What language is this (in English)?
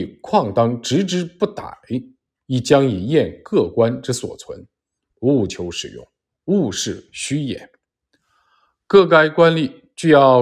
Chinese